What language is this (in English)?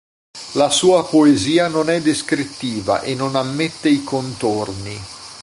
Italian